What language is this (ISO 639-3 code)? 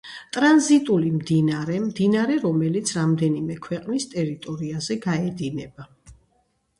kat